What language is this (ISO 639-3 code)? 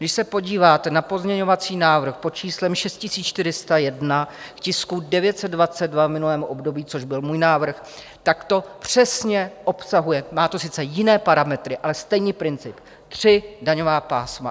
ces